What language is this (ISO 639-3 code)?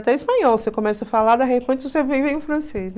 por